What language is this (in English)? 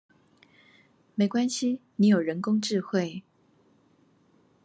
Chinese